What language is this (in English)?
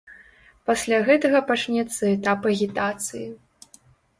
Belarusian